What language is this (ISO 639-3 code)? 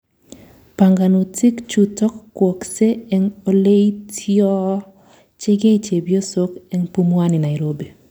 kln